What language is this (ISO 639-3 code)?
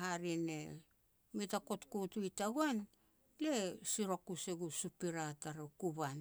pex